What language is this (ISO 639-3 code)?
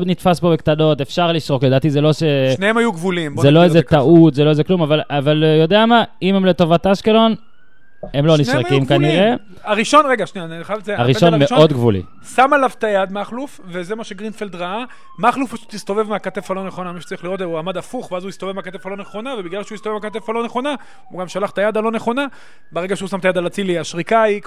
heb